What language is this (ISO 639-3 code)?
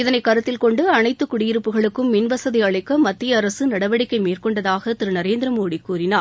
tam